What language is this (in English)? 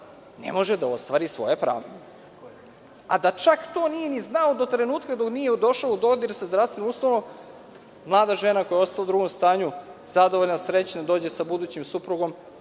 Serbian